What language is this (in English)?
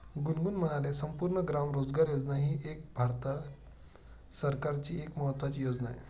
Marathi